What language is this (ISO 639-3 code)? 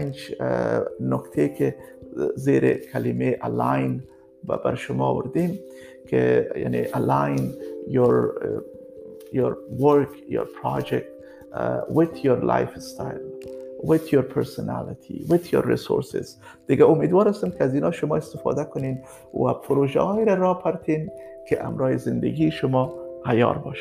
fas